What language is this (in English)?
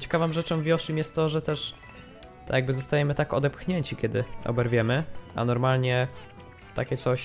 Polish